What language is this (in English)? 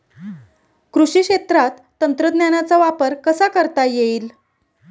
Marathi